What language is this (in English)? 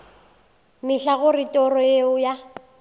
Northern Sotho